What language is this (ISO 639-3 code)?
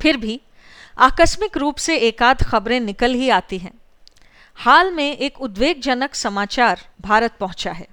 hin